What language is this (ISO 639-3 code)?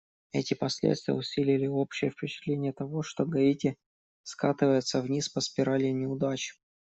rus